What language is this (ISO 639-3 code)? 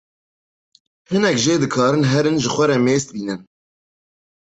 kur